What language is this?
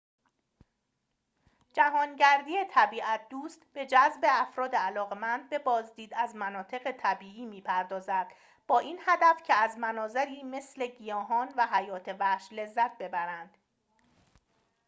Persian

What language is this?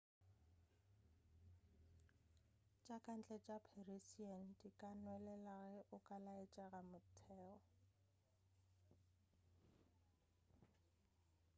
Northern Sotho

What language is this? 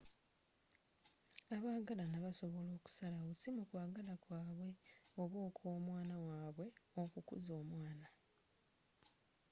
Ganda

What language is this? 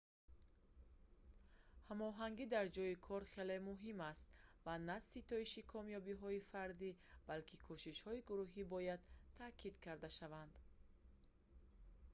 Tajik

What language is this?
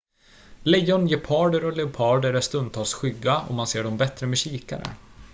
Swedish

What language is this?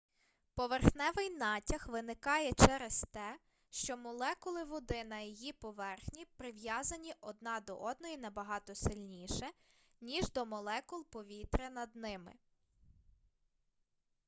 Ukrainian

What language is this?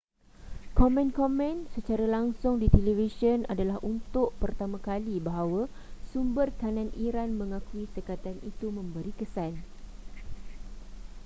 Malay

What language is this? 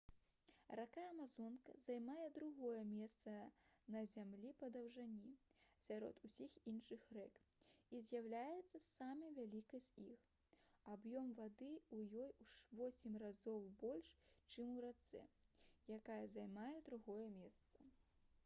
Belarusian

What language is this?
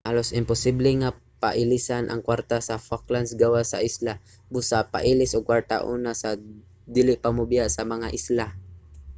Cebuano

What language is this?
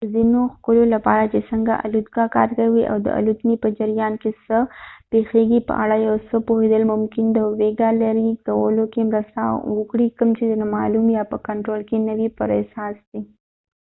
Pashto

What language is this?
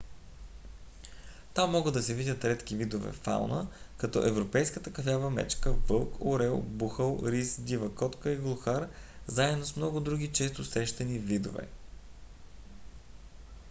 Bulgarian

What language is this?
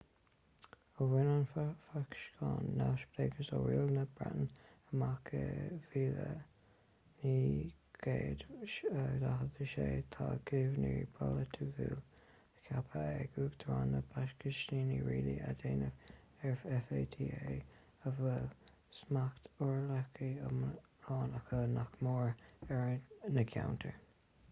Irish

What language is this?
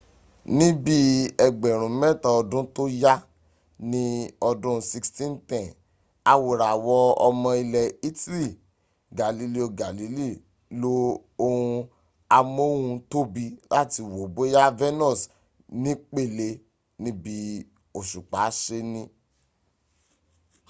Yoruba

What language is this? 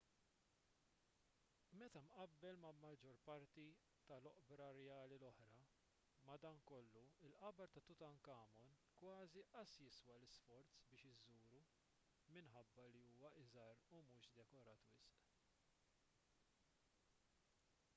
Maltese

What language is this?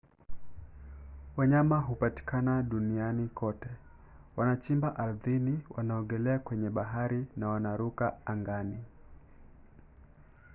Swahili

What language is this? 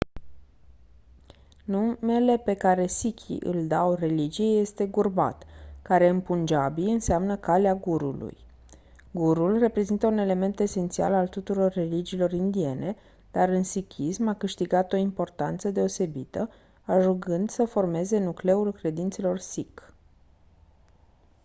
Romanian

